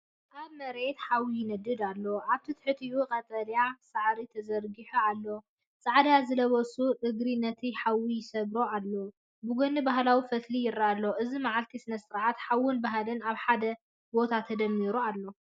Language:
Tigrinya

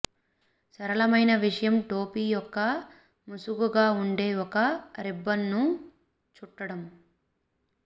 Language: Telugu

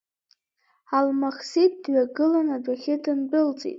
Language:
Abkhazian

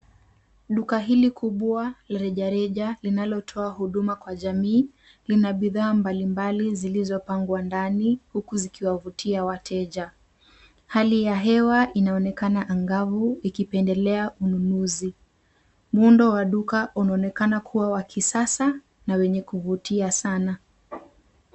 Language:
Swahili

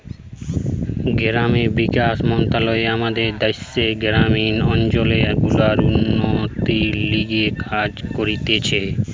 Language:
Bangla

